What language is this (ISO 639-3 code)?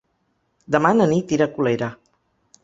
cat